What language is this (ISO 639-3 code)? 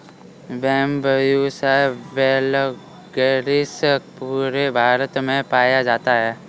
hin